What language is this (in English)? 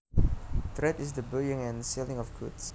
Javanese